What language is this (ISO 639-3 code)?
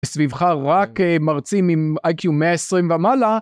heb